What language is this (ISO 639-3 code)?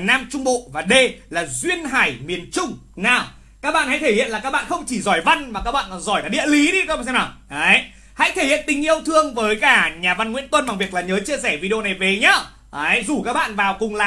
vie